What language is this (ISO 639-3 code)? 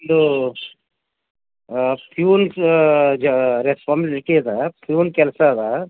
kan